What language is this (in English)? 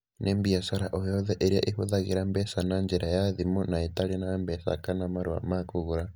Kikuyu